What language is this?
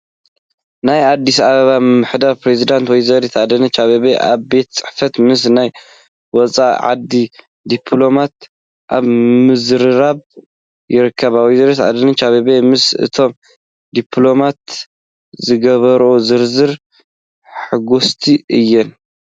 Tigrinya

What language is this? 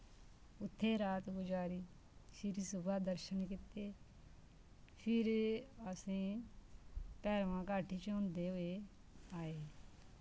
Dogri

